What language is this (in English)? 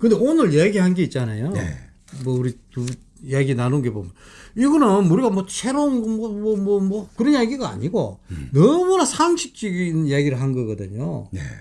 Korean